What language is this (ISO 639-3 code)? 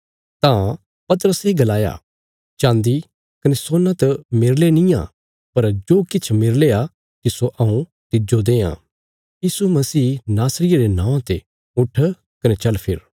kfs